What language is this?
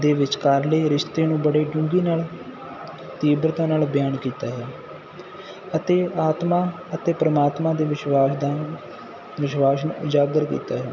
Punjabi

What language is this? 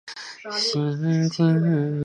Chinese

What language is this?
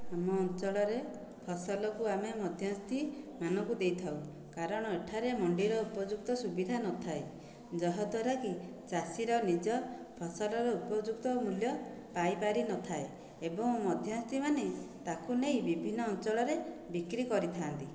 Odia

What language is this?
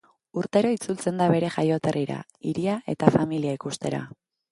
Basque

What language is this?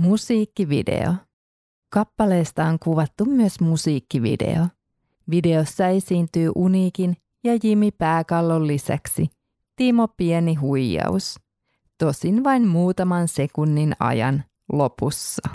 Finnish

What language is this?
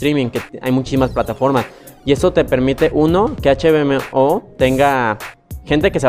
Spanish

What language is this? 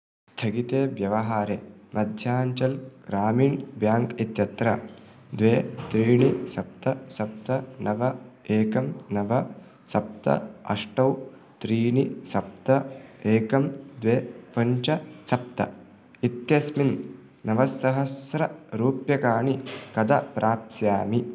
Sanskrit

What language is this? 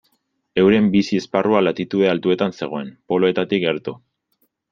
Basque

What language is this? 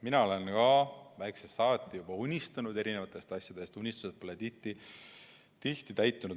Estonian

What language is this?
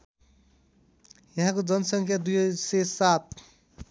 Nepali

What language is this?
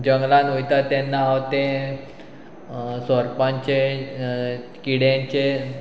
Konkani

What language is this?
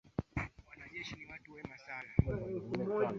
Swahili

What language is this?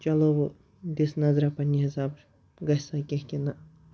Kashmiri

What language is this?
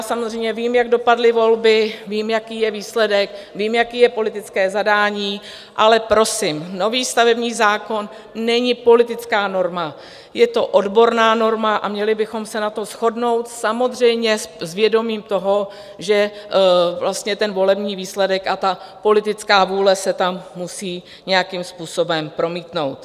Czech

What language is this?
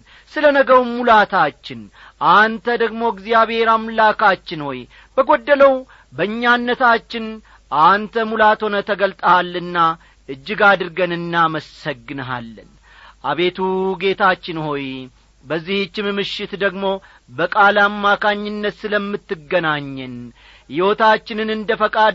Amharic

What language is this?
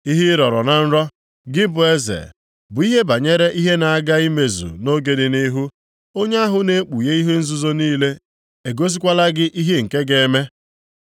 Igbo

